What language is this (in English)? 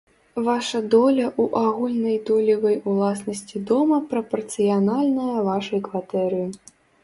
Belarusian